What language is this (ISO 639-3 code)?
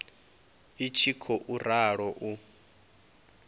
ven